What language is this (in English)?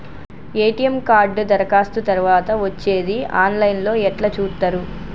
Telugu